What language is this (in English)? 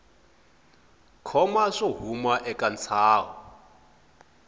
Tsonga